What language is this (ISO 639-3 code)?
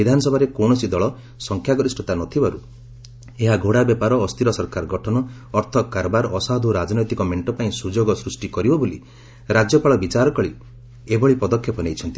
ori